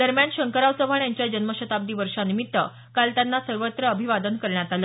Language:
Marathi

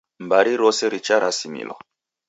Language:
Taita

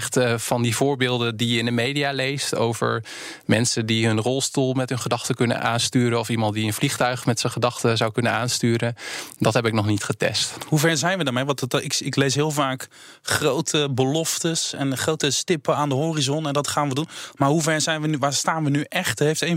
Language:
Dutch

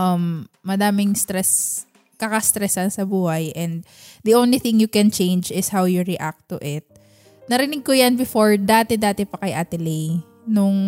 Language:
Filipino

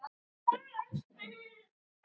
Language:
Icelandic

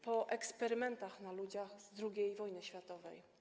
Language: Polish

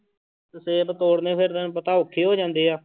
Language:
Punjabi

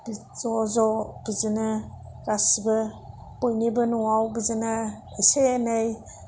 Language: Bodo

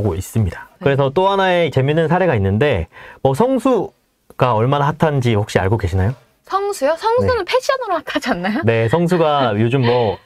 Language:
Korean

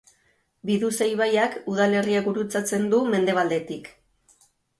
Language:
Basque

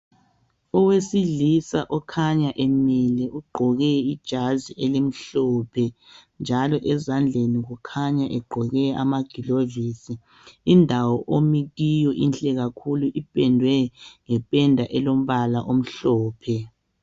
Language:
North Ndebele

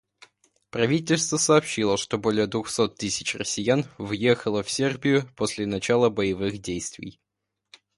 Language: Russian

